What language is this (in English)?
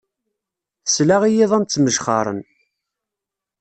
Kabyle